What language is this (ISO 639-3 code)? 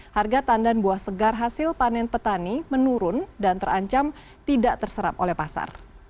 ind